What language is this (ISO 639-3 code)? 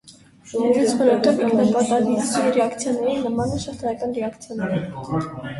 hye